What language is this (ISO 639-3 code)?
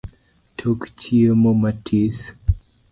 luo